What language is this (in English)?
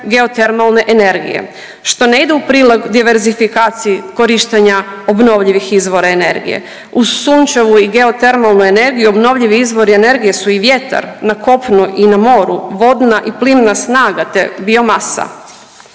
Croatian